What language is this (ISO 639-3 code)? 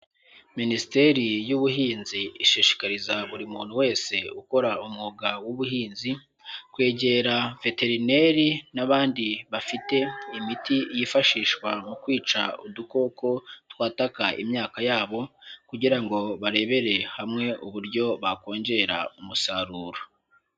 kin